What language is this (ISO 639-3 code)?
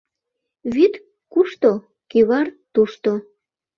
chm